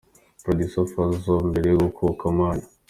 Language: Kinyarwanda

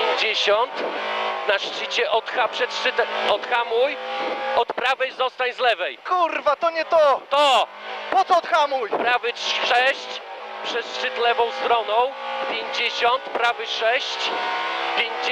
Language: Polish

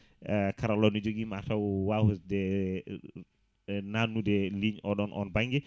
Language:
Fula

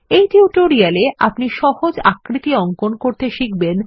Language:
Bangla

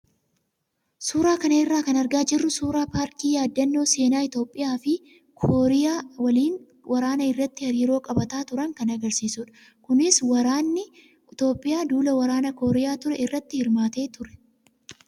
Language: Oromo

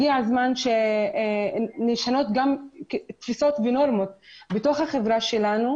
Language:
Hebrew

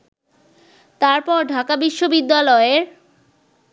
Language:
Bangla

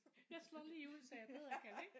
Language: Danish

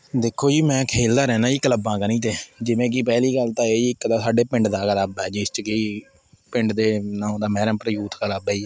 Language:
Punjabi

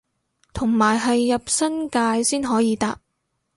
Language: Cantonese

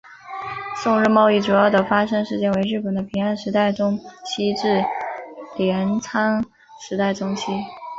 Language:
Chinese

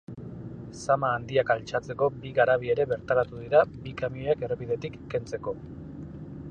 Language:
Basque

